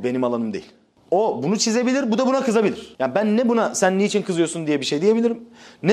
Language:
Turkish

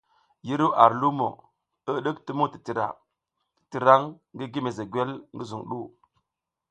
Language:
South Giziga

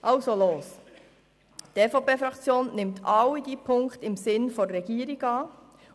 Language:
Swiss German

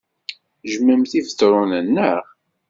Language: Kabyle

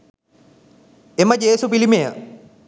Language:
Sinhala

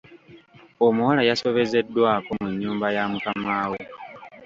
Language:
Ganda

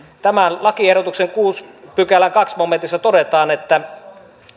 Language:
Finnish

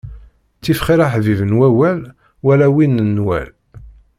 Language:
Kabyle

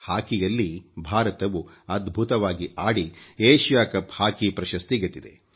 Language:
Kannada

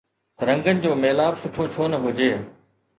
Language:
Sindhi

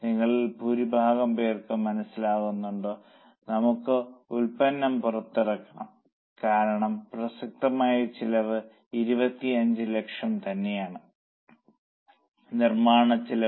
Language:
Malayalam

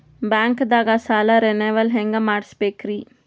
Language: Kannada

